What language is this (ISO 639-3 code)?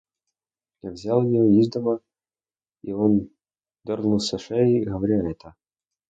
rus